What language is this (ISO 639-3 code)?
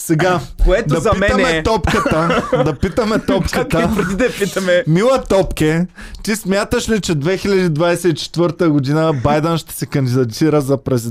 bul